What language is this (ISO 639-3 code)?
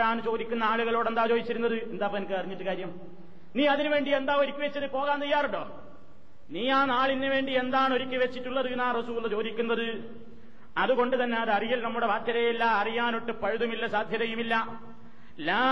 mal